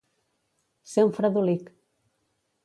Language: Catalan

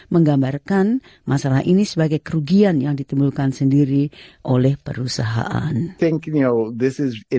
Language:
Indonesian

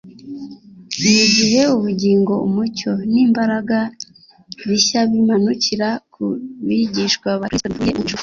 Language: Kinyarwanda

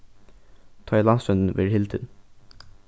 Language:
Faroese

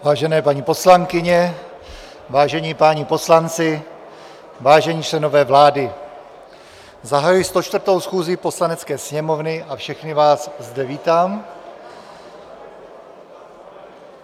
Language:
Czech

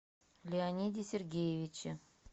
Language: Russian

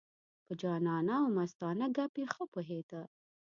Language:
Pashto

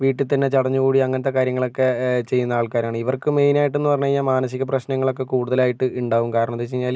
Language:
Malayalam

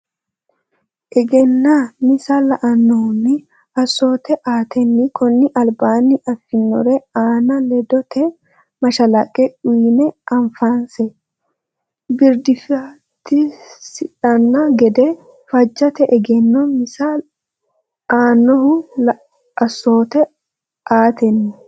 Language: Sidamo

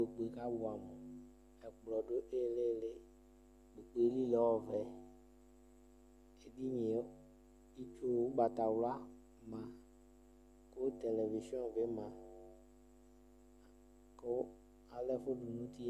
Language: Ikposo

